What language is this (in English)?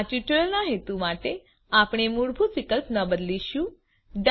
Gujarati